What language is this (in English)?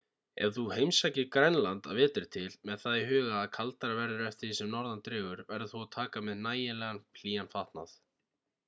Icelandic